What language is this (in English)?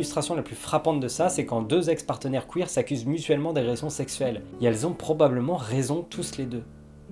French